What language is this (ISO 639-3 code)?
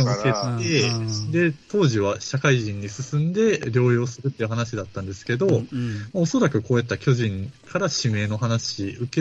jpn